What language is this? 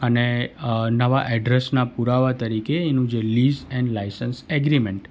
Gujarati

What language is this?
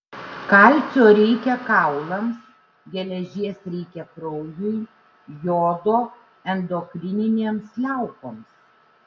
Lithuanian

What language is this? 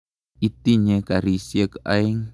Kalenjin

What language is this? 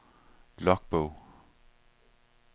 Danish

